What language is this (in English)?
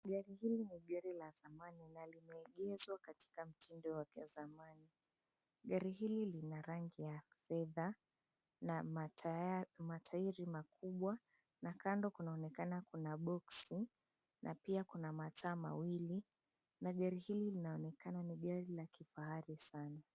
Swahili